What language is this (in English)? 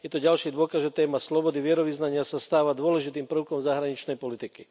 Slovak